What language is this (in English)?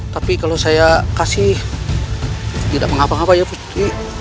Indonesian